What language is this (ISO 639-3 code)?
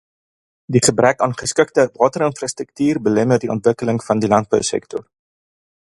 afr